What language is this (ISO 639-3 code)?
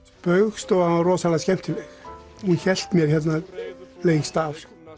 isl